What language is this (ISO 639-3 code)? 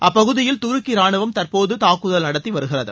tam